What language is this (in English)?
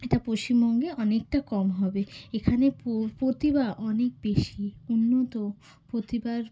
Bangla